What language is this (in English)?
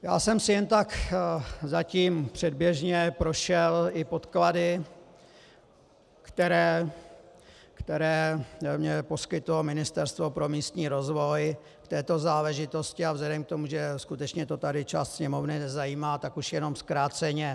Czech